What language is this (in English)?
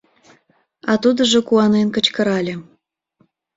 Mari